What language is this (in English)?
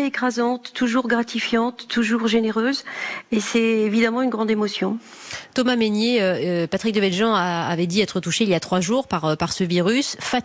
French